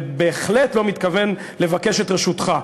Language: Hebrew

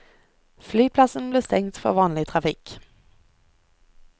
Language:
Norwegian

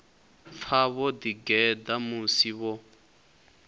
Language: Venda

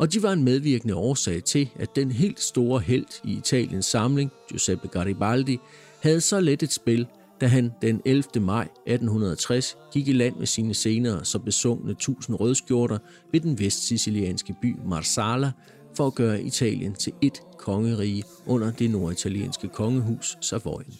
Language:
Danish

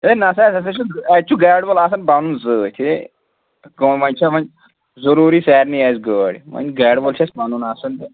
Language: Kashmiri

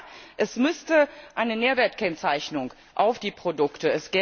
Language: German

